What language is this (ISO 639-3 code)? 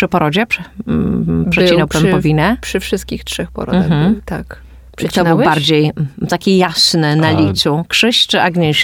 pol